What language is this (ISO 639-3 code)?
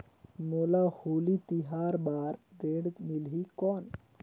hne